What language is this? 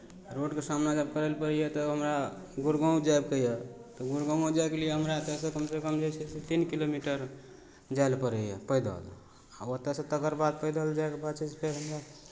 Maithili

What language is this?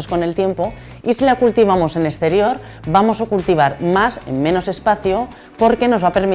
Spanish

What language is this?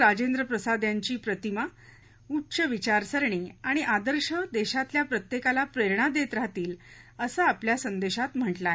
Marathi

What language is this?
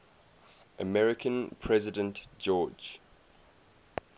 English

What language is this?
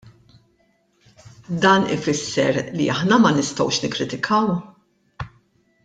Maltese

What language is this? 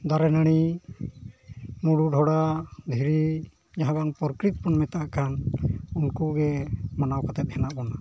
Santali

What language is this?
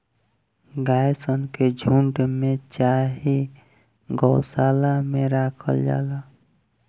Bhojpuri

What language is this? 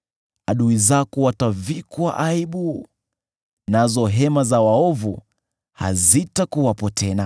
Swahili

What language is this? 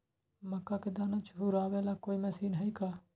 Magahi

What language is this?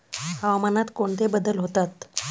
Marathi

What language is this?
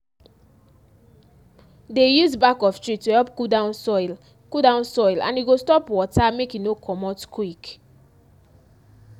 Nigerian Pidgin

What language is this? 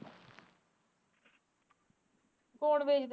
Punjabi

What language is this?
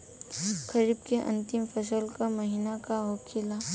Bhojpuri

